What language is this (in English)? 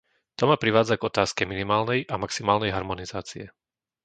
Slovak